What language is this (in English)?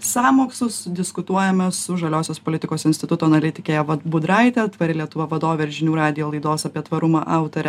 Lithuanian